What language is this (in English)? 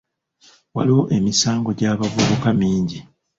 Ganda